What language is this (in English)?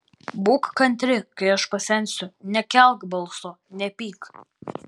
Lithuanian